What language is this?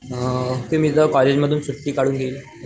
Marathi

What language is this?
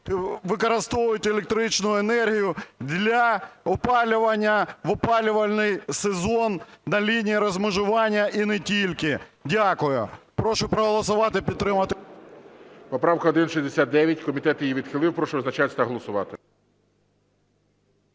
Ukrainian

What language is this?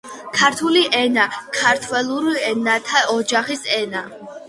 Georgian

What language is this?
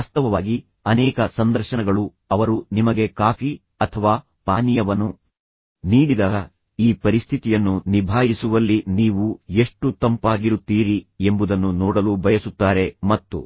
Kannada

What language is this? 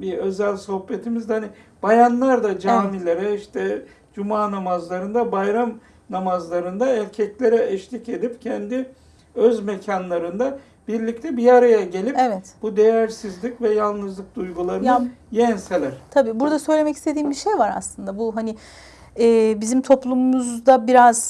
Turkish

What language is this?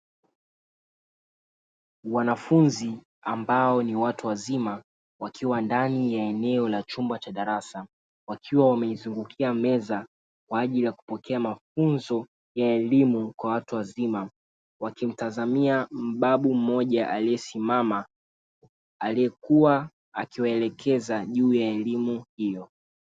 Swahili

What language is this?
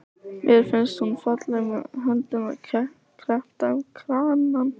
Icelandic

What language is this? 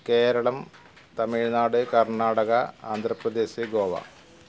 Malayalam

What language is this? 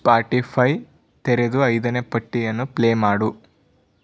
Kannada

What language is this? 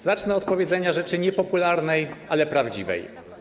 Polish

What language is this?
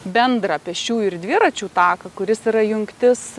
Lithuanian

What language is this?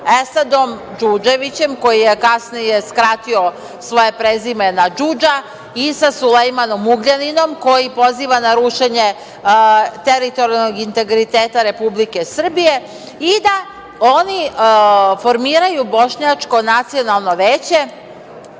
Serbian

